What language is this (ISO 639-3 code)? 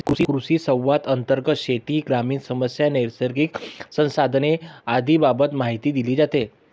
mar